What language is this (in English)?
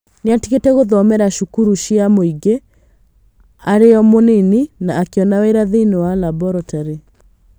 Kikuyu